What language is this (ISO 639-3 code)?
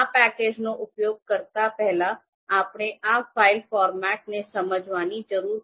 guj